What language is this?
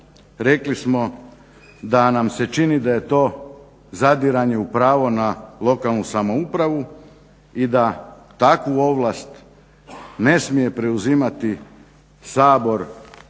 Croatian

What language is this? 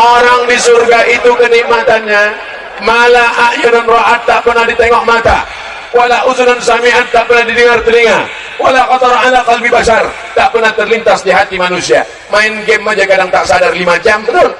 Indonesian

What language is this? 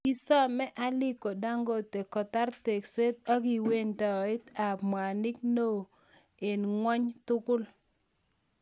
Kalenjin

